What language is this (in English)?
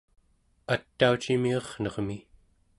Central Yupik